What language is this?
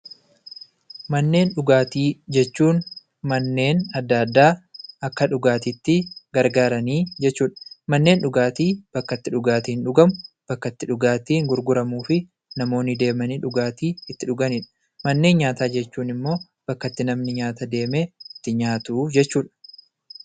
Oromo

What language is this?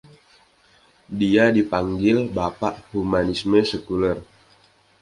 Indonesian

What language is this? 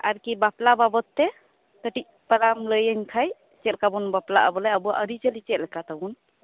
Santali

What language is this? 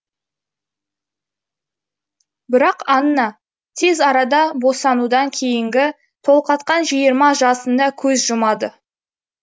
Kazakh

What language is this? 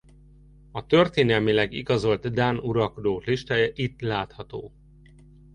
Hungarian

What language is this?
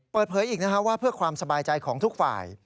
Thai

